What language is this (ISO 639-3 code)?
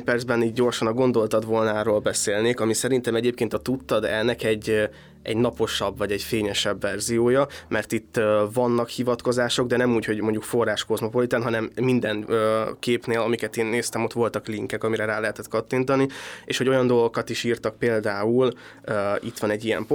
hun